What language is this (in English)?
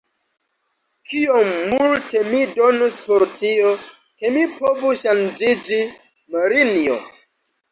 Esperanto